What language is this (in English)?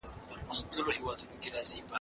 Pashto